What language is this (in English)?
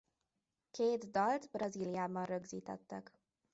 Hungarian